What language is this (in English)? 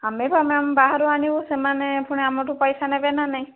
Odia